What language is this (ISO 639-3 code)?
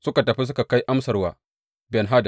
hau